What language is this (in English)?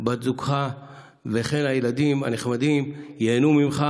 Hebrew